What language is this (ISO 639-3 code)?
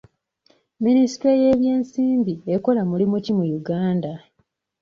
lug